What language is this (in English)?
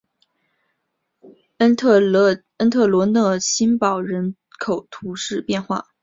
Chinese